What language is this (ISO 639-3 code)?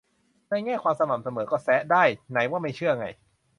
tha